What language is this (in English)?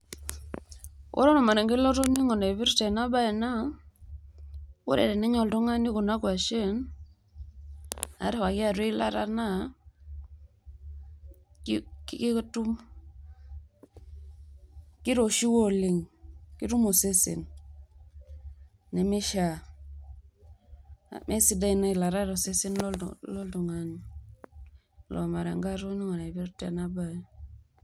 Masai